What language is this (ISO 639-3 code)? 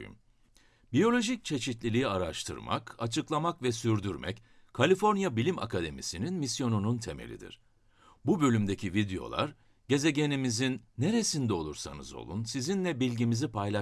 tur